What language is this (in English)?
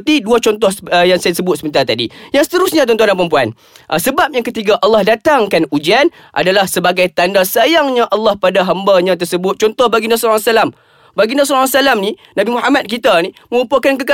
Malay